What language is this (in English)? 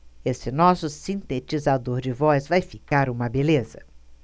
Portuguese